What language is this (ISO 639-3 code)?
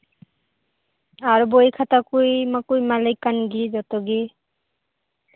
sat